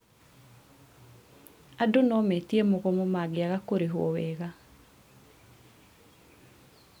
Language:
Kikuyu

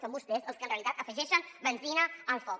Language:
Catalan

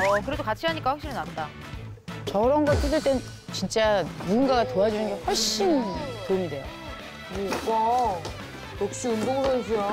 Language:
Korean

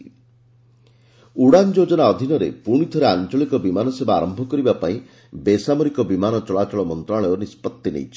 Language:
Odia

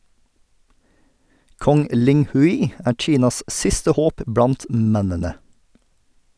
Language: Norwegian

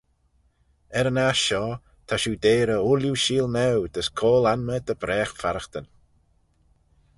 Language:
Manx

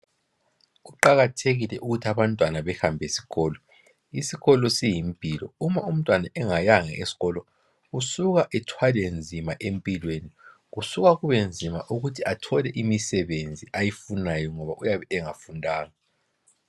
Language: North Ndebele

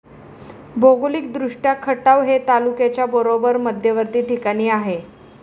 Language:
Marathi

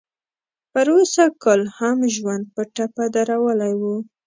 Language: Pashto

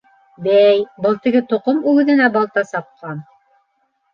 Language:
Bashkir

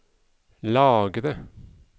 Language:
Norwegian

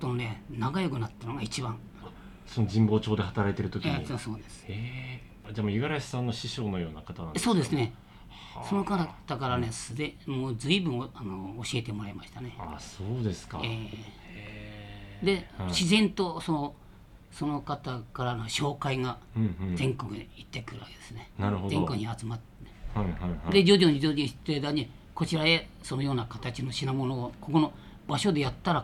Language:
Japanese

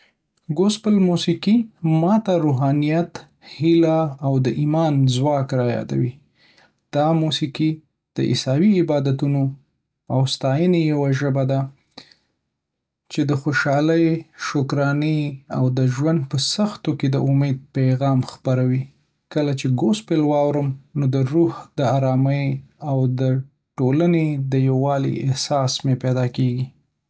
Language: Pashto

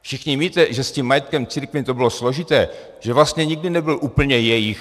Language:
Czech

